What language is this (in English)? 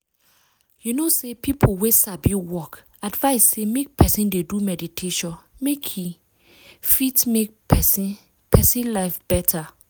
Nigerian Pidgin